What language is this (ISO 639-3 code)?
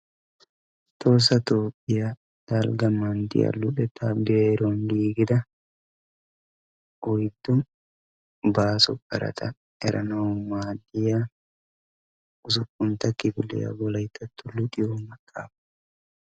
wal